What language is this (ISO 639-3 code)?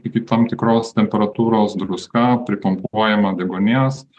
lit